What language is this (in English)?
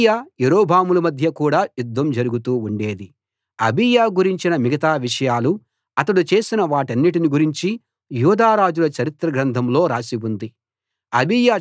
Telugu